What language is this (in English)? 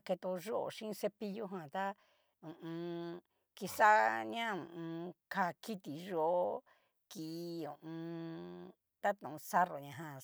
Cacaloxtepec Mixtec